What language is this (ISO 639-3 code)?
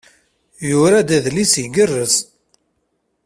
kab